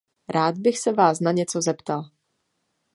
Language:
Czech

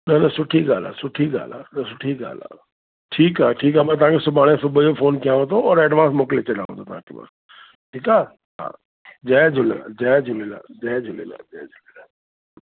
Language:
Sindhi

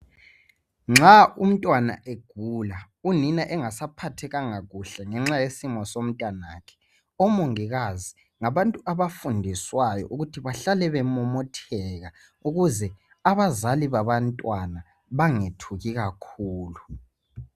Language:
North Ndebele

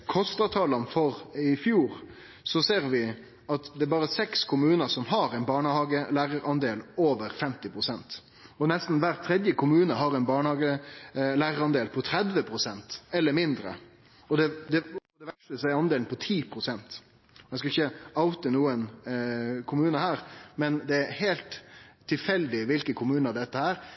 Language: Norwegian Nynorsk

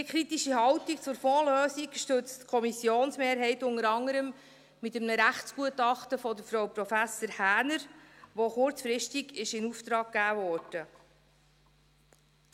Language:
Swiss German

